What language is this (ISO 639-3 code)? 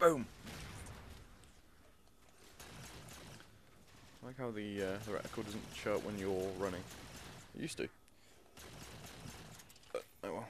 eng